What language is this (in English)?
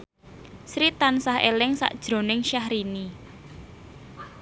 Javanese